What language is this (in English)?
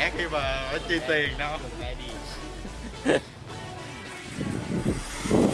Vietnamese